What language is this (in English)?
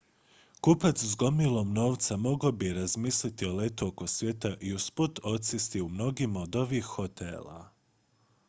Croatian